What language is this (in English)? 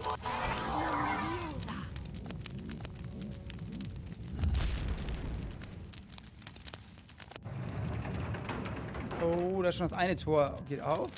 German